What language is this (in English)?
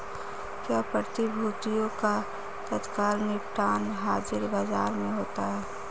Hindi